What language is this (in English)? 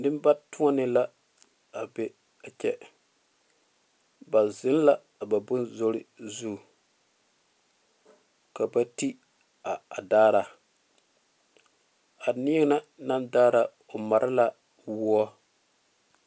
Southern Dagaare